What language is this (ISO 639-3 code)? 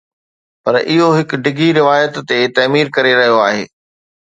snd